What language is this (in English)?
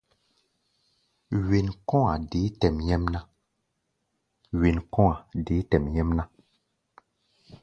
Gbaya